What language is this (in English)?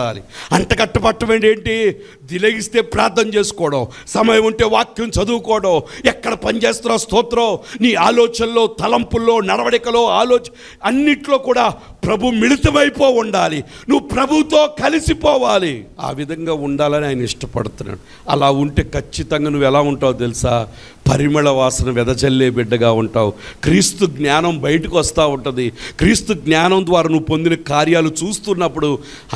Telugu